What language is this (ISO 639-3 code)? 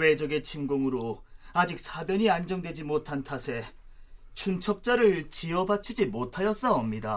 kor